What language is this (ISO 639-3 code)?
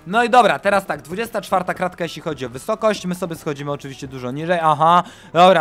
pol